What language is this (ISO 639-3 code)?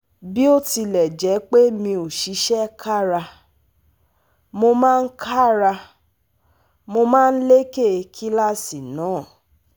yor